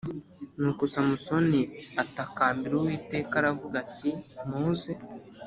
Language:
Kinyarwanda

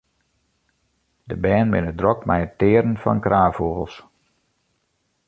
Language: Western Frisian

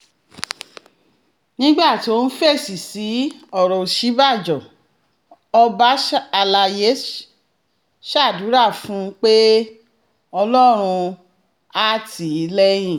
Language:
Yoruba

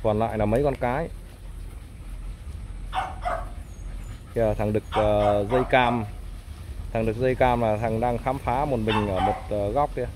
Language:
Vietnamese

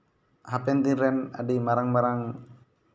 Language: Santali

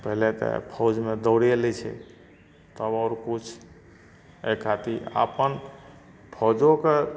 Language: Maithili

